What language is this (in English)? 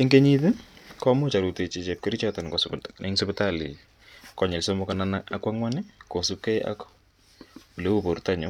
Kalenjin